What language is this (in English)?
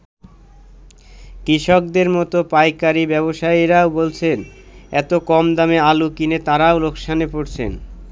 Bangla